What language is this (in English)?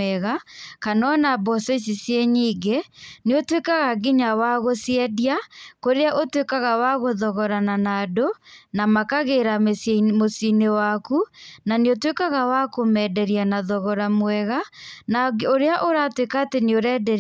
Kikuyu